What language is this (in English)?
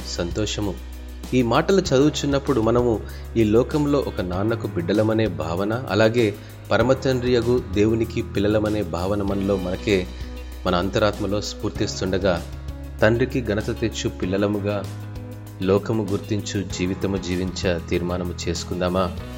Telugu